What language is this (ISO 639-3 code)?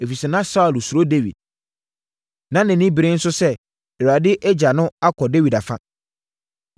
aka